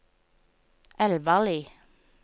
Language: Norwegian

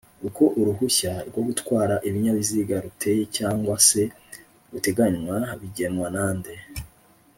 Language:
Kinyarwanda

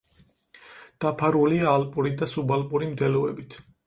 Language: Georgian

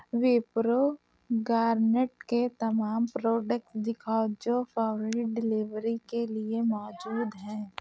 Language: Urdu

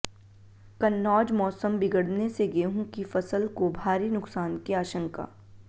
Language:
Hindi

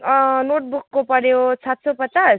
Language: Nepali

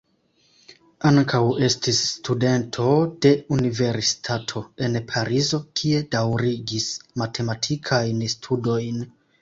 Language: Esperanto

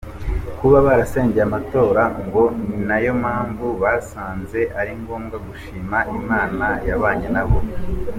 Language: Kinyarwanda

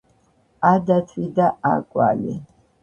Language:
Georgian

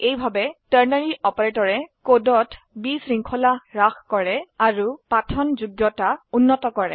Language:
Assamese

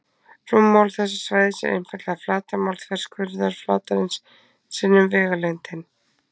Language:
Icelandic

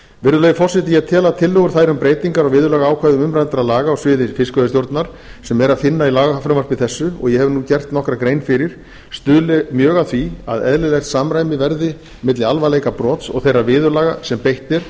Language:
Icelandic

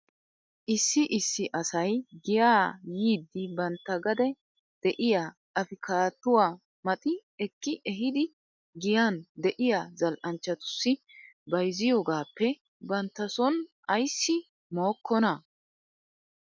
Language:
Wolaytta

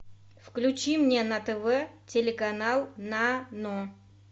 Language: Russian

